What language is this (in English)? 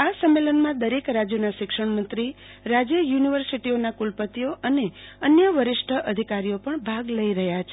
Gujarati